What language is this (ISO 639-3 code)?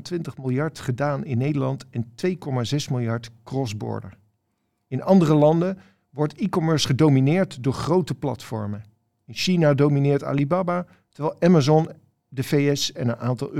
nld